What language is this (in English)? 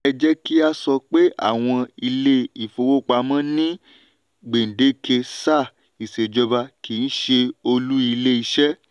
Yoruba